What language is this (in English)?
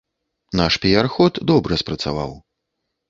Belarusian